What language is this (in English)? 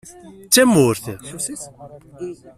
Kabyle